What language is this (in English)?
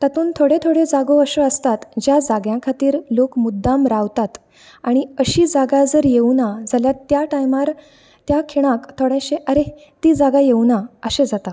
Konkani